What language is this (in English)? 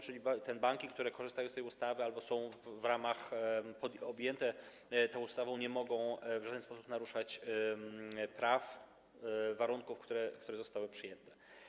Polish